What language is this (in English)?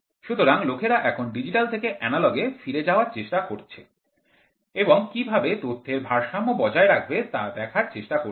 Bangla